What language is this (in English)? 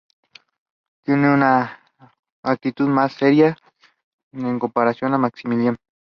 Spanish